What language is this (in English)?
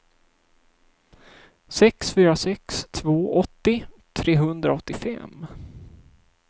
Swedish